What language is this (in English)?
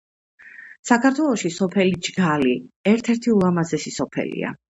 Georgian